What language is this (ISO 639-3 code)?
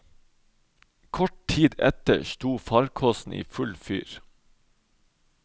nor